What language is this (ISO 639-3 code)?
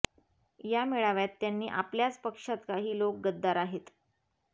mar